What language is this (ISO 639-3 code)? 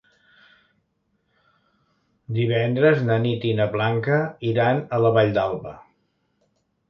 cat